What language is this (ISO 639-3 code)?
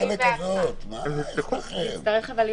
heb